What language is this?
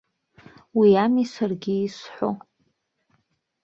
Abkhazian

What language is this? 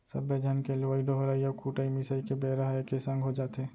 Chhattisgarhi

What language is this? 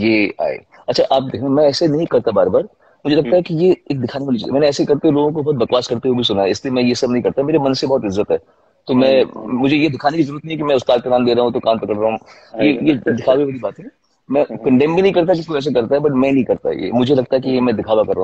Hindi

